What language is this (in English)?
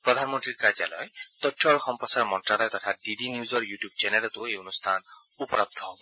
Assamese